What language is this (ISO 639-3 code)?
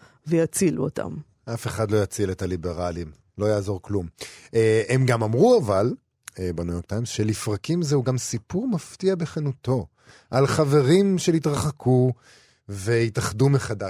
heb